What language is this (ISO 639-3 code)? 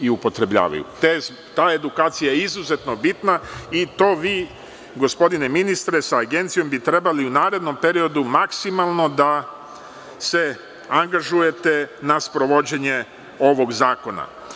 srp